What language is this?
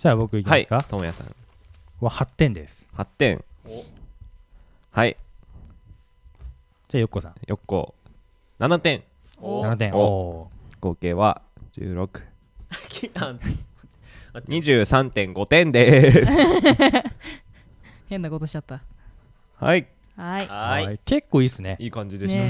Japanese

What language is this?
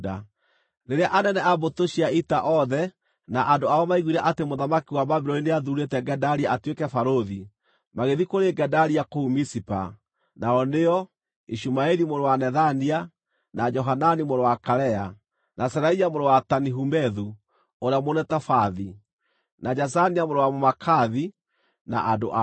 Kikuyu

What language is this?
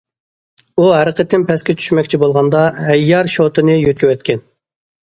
Uyghur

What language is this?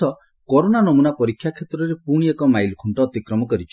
Odia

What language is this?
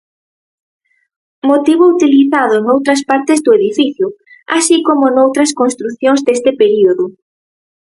Galician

